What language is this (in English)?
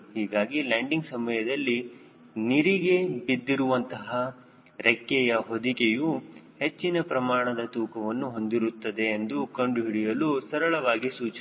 Kannada